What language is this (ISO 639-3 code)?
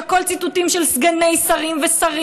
heb